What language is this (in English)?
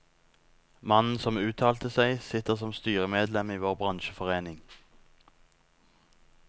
Norwegian